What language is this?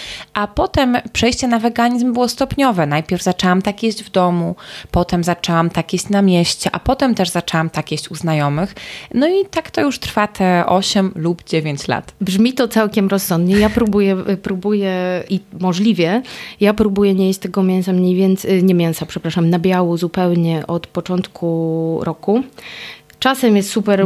Polish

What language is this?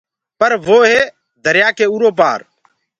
Gurgula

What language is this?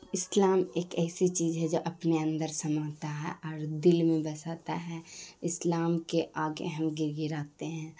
Urdu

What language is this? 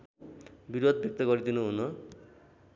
Nepali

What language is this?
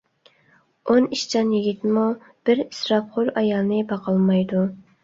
Uyghur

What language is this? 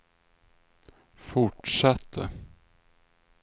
Swedish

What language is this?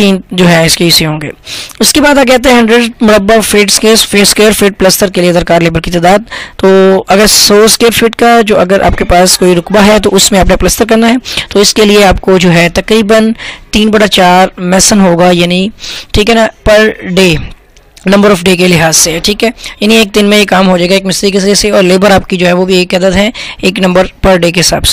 Indonesian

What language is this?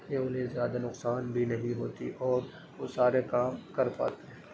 Urdu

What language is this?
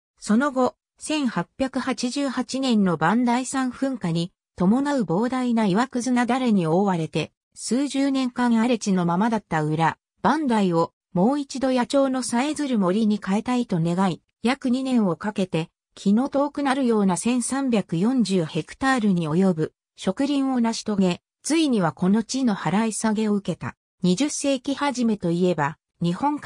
Japanese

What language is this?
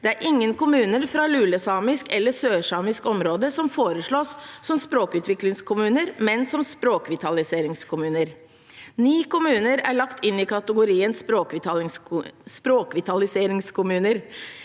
Norwegian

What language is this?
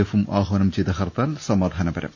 Malayalam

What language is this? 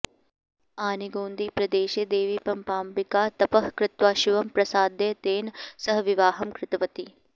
Sanskrit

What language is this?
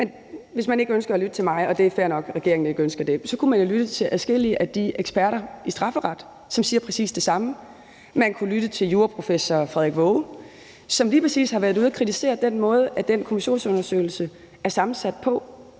Danish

